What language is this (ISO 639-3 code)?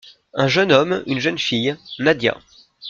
fra